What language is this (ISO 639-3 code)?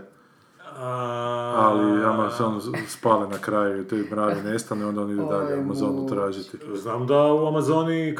hrv